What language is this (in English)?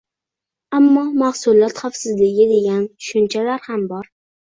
Uzbek